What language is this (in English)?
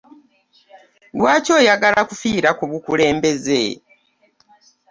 Ganda